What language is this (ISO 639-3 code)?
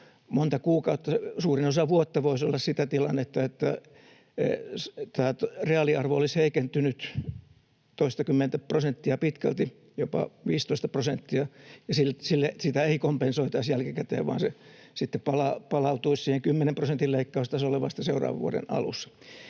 fin